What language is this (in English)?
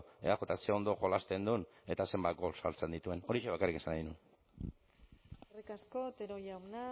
Basque